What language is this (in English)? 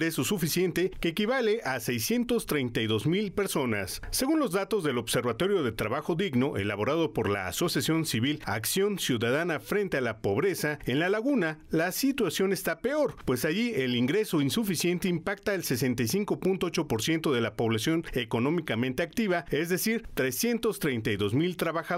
Spanish